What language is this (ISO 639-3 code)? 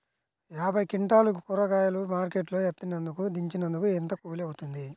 tel